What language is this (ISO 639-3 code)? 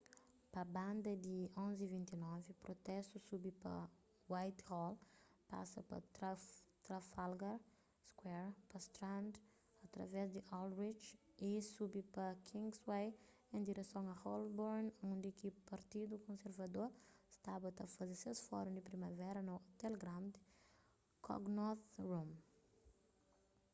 kea